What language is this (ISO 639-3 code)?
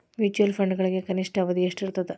kan